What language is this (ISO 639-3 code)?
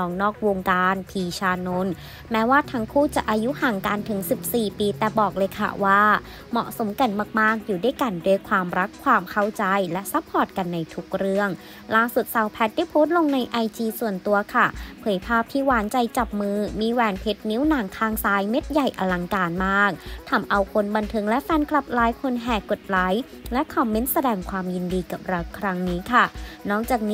tha